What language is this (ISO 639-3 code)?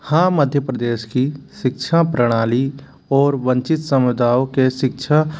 hin